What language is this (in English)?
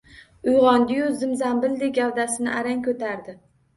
Uzbek